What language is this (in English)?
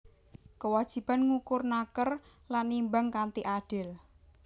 Javanese